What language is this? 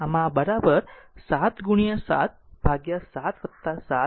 Gujarati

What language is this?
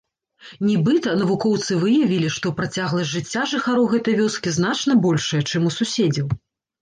Belarusian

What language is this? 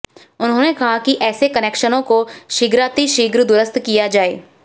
Hindi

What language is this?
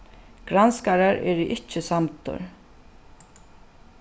Faroese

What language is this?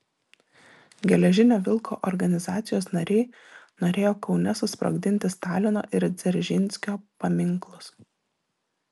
Lithuanian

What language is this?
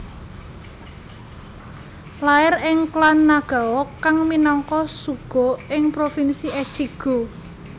Javanese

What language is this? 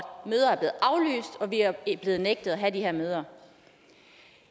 Danish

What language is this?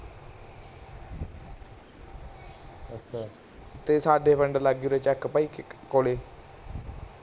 Punjabi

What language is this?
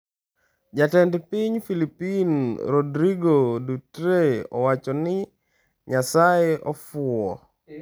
Luo (Kenya and Tanzania)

